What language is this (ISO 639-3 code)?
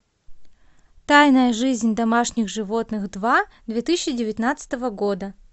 rus